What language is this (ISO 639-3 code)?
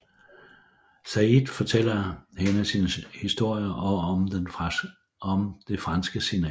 dan